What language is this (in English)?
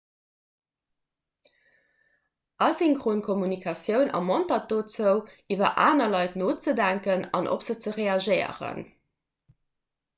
Luxembourgish